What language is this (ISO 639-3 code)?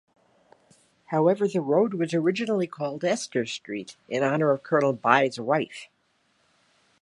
eng